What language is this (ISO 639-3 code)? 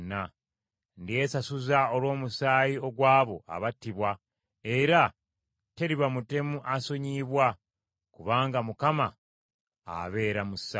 lug